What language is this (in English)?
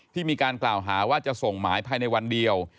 Thai